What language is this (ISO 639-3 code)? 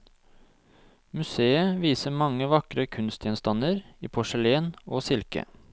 nor